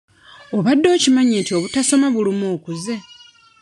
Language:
Ganda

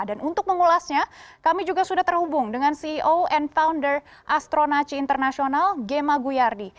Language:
Indonesian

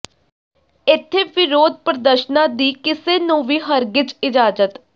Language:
Punjabi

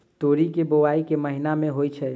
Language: Maithili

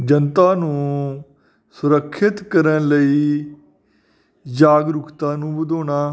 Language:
Punjabi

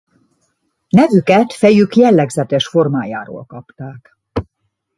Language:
Hungarian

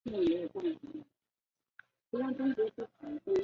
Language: Chinese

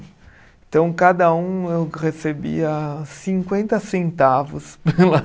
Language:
Portuguese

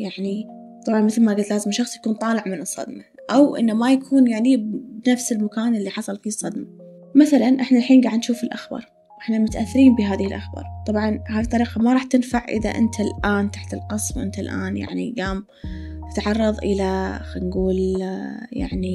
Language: Arabic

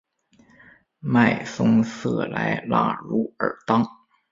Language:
Chinese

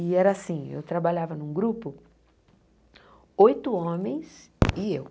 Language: Portuguese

